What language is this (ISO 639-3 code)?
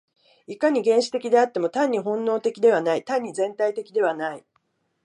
jpn